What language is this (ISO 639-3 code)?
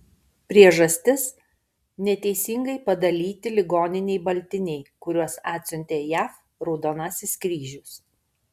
lit